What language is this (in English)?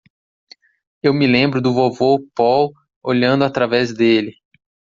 Portuguese